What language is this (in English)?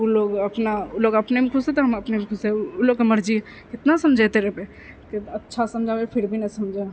Maithili